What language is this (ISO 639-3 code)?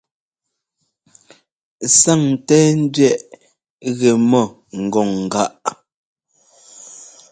jgo